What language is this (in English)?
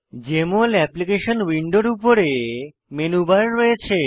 Bangla